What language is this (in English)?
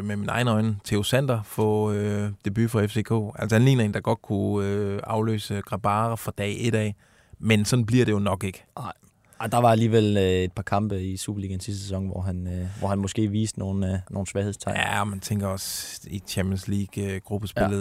Danish